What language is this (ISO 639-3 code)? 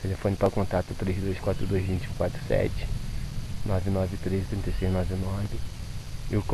por